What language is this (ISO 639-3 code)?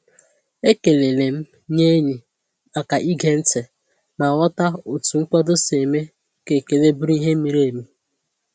ibo